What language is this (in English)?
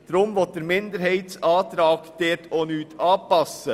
Swiss German